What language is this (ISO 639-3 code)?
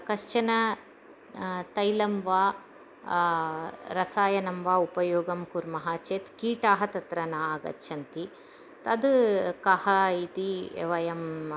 san